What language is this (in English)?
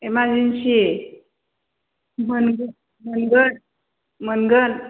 Bodo